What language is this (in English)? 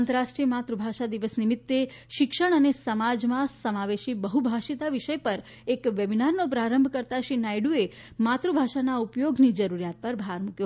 Gujarati